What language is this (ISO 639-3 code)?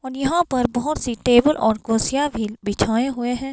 hin